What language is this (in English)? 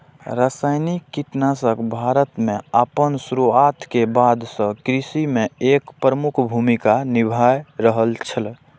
Maithili